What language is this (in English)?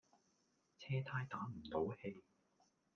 Cantonese